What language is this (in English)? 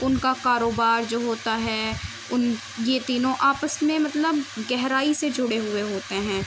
Urdu